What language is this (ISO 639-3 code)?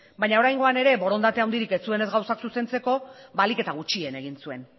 eus